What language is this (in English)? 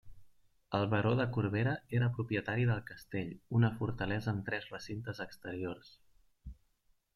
Catalan